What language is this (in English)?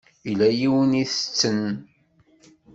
Kabyle